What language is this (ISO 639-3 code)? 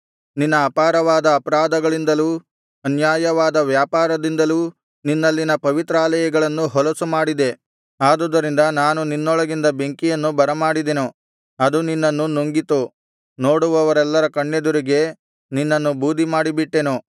kan